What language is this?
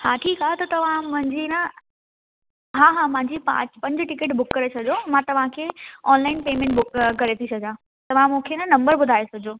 Sindhi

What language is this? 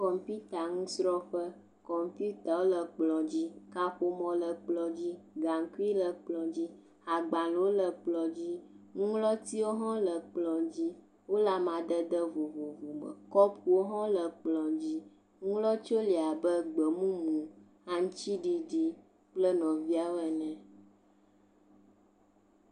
Ewe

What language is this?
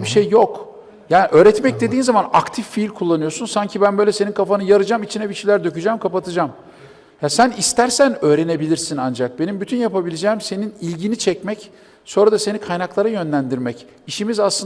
Turkish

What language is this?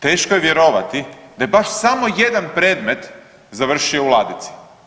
Croatian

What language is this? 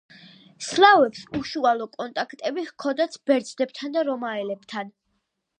Georgian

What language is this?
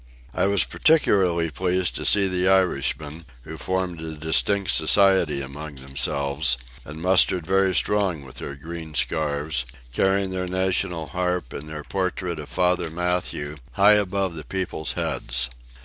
English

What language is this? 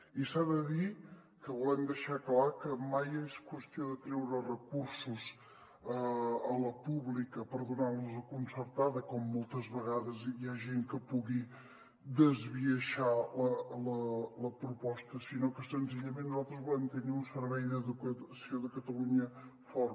Catalan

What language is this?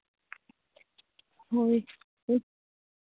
Santali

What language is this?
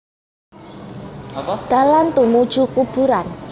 Javanese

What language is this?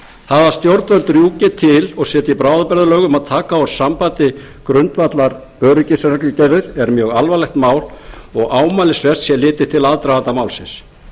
Icelandic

